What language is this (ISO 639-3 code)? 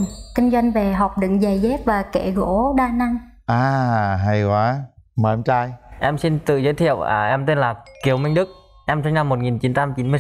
vie